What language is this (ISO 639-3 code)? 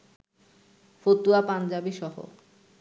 ben